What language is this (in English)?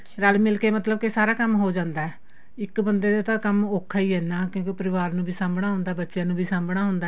Punjabi